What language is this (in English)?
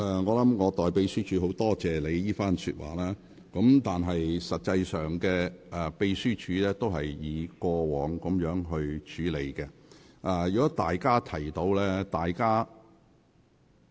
Cantonese